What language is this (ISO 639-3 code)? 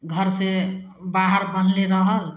mai